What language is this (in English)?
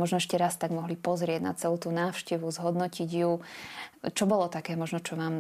Slovak